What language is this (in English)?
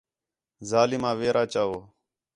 Khetrani